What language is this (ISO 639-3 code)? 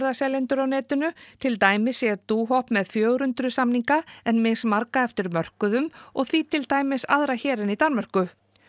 isl